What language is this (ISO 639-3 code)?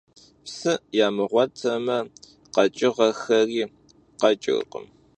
kbd